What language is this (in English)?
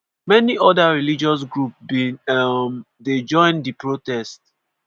Nigerian Pidgin